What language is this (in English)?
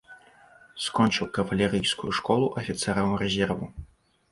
Belarusian